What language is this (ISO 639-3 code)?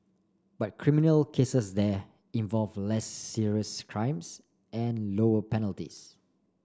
eng